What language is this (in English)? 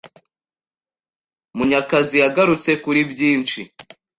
Kinyarwanda